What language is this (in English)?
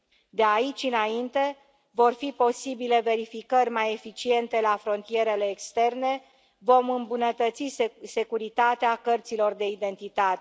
Romanian